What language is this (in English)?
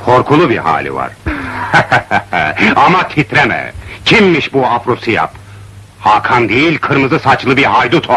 Turkish